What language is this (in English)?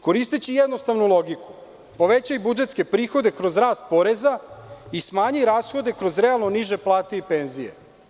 Serbian